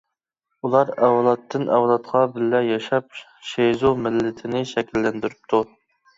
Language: Uyghur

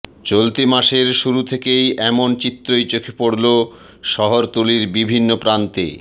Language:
Bangla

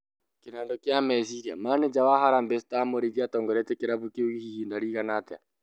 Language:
Kikuyu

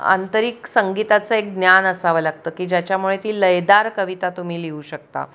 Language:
Marathi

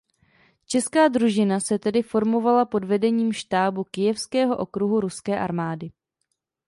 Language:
Czech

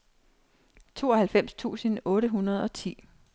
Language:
Danish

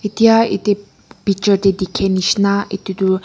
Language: Naga Pidgin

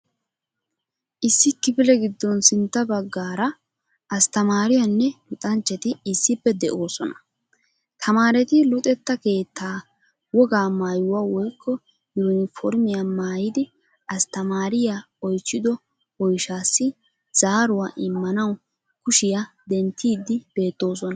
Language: Wolaytta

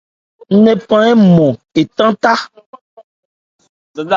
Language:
Ebrié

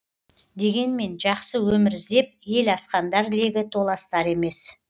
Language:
Kazakh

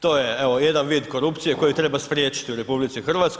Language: Croatian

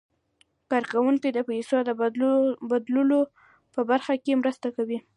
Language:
Pashto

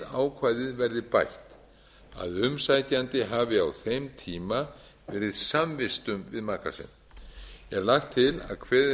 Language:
Icelandic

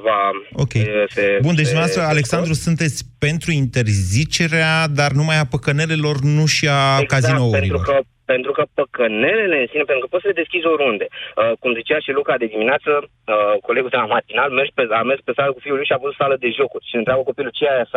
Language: Romanian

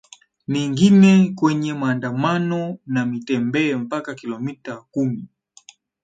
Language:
Swahili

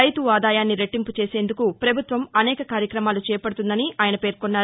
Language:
Telugu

